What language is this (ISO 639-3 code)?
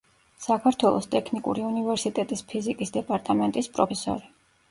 kat